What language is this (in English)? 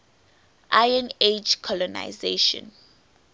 English